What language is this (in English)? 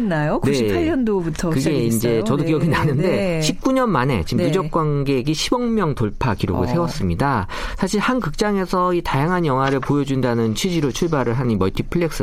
Korean